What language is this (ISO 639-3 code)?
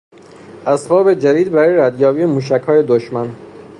fas